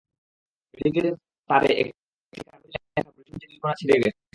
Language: Bangla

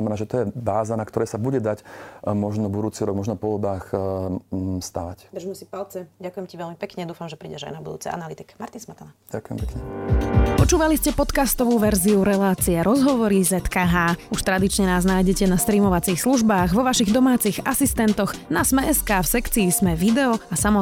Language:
Slovak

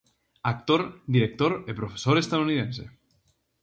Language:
Galician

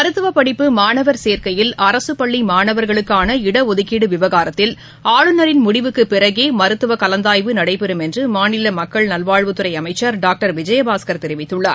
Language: Tamil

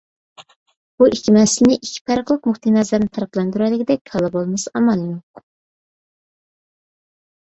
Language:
Uyghur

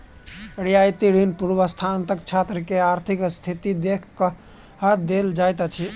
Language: Maithili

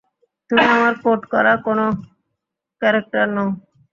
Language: Bangla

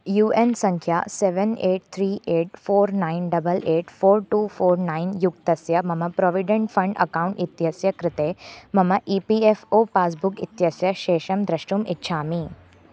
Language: Sanskrit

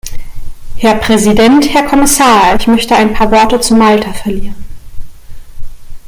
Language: German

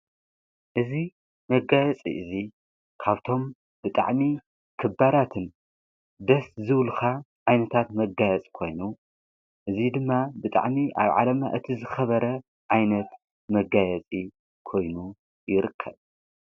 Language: Tigrinya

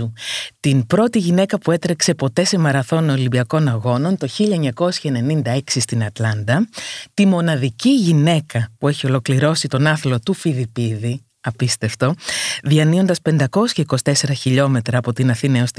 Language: Greek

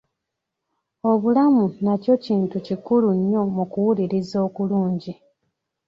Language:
Ganda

